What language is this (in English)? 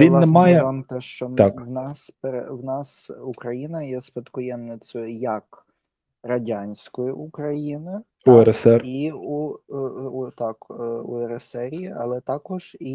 Ukrainian